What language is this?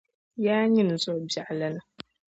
Dagbani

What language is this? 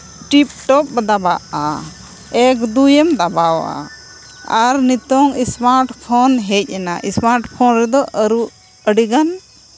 Santali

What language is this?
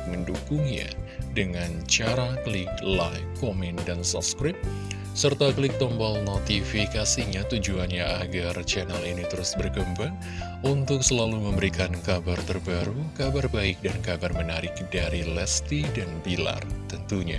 Indonesian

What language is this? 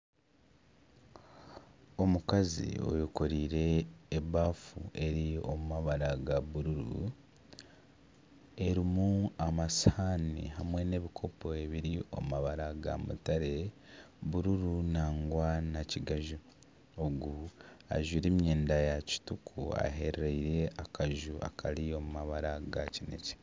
Nyankole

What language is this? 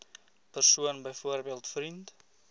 Afrikaans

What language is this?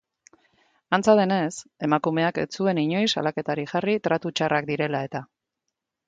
Basque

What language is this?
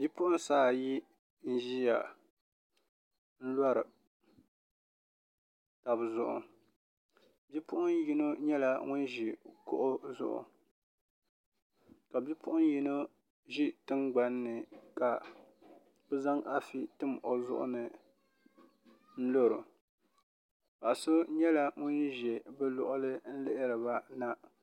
Dagbani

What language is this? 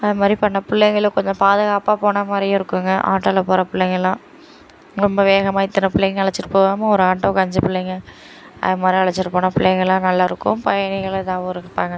Tamil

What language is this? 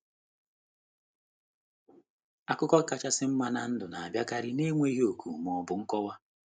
Igbo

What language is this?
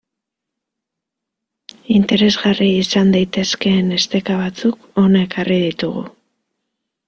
Basque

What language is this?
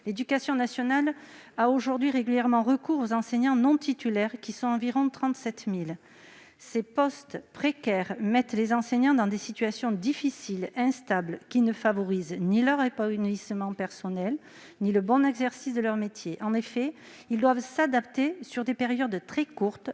French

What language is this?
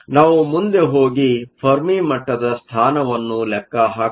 Kannada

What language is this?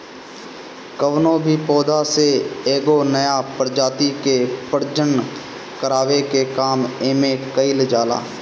Bhojpuri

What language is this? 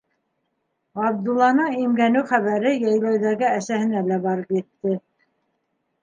Bashkir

